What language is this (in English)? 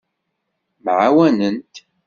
Kabyle